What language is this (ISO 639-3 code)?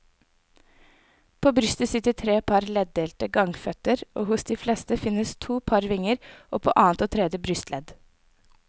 nor